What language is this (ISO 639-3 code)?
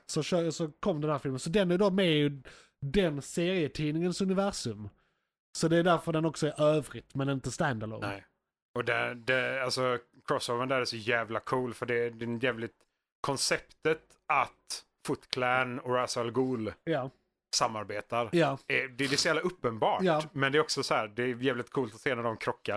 swe